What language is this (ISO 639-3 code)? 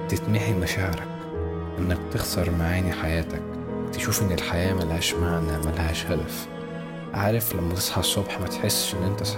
ara